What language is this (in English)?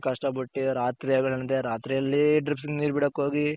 Kannada